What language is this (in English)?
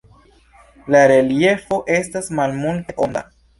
Esperanto